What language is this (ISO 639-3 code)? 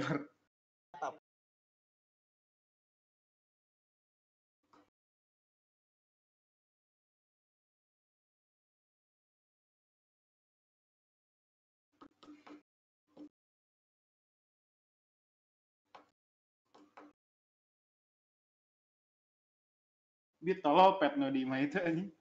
ind